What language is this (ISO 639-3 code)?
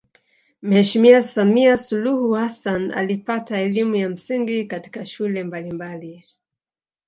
swa